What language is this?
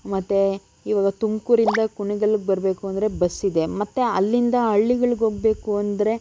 Kannada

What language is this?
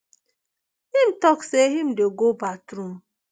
Nigerian Pidgin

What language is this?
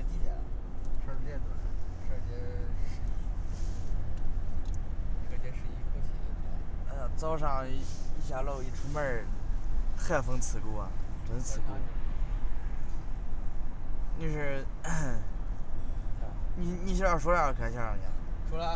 Chinese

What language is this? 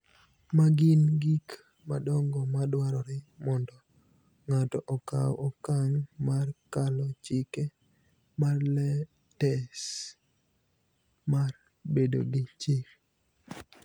Luo (Kenya and Tanzania)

